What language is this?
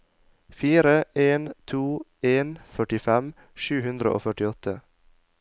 Norwegian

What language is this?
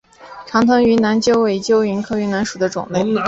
Chinese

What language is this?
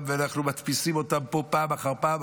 Hebrew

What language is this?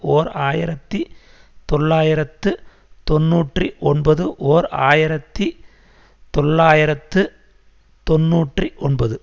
Tamil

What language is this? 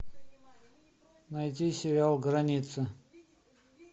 Russian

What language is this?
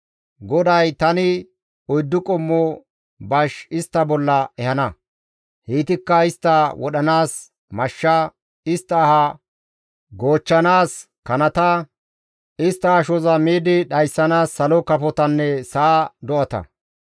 Gamo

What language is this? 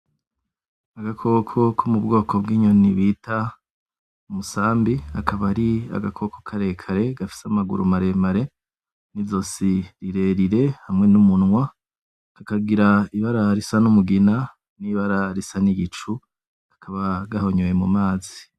Rundi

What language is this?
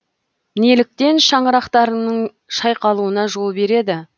Kazakh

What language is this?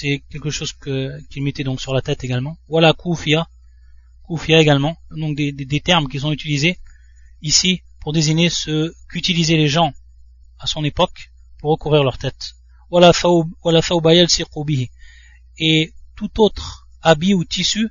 French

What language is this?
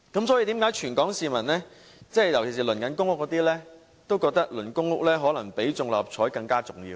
Cantonese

